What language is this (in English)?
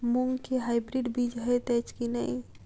Maithili